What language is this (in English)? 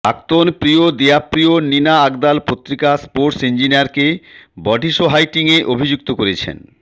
Bangla